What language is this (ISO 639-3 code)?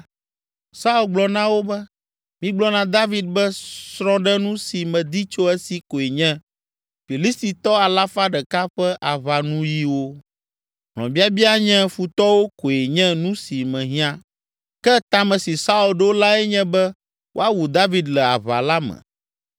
ewe